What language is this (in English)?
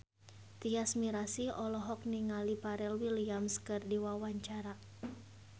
Sundanese